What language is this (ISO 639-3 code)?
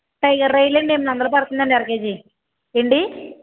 tel